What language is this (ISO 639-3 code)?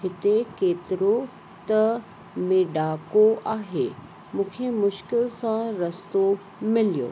snd